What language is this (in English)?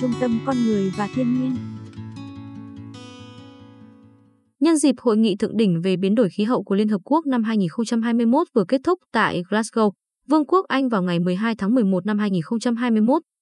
Vietnamese